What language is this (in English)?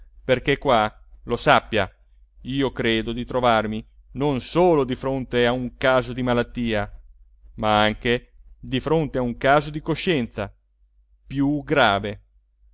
Italian